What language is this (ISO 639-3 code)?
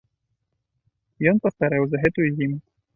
bel